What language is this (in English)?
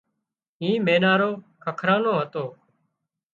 Wadiyara Koli